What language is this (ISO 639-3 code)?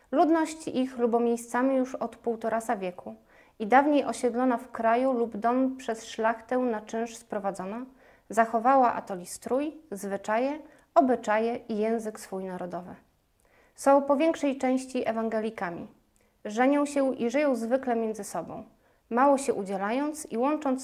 pol